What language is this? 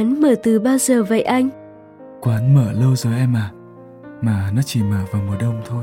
Vietnamese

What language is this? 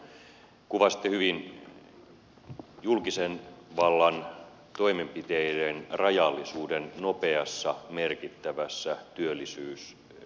Finnish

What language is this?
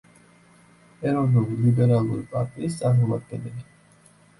Georgian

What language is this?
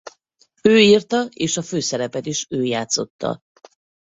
Hungarian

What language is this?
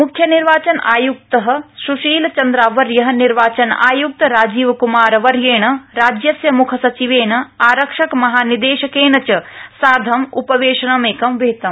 Sanskrit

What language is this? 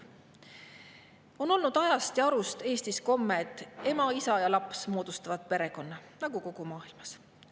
Estonian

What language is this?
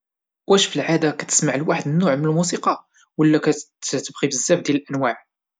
Moroccan Arabic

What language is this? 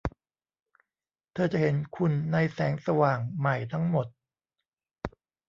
Thai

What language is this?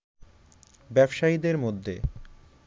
Bangla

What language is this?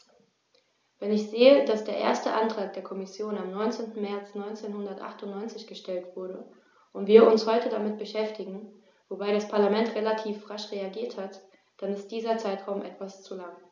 German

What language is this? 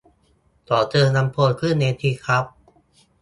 Thai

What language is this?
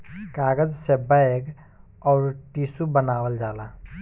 Bhojpuri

